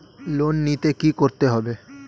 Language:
Bangla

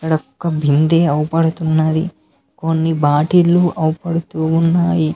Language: Telugu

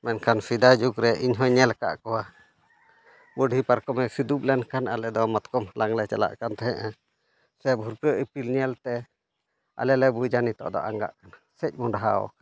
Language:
Santali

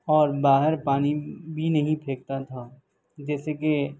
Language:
Urdu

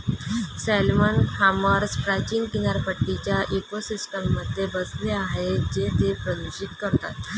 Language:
Marathi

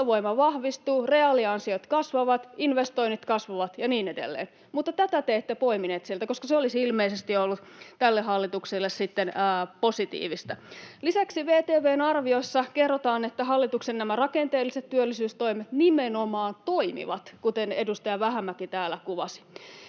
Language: Finnish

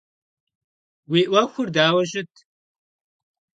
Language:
Kabardian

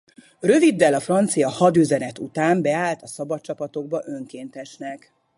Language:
Hungarian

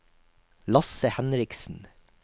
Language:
Norwegian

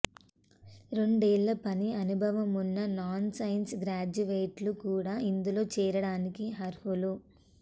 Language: Telugu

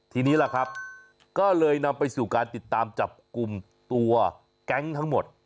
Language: Thai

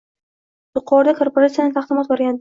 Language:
Uzbek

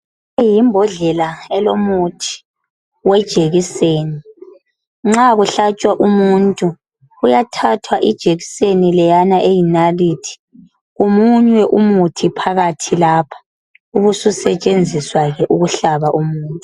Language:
North Ndebele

